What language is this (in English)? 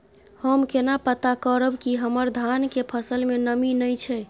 Maithili